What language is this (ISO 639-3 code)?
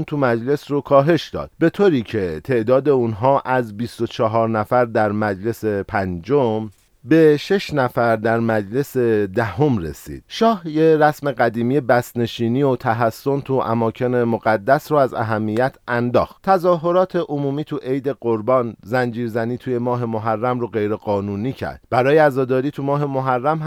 fas